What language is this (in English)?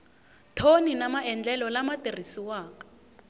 Tsonga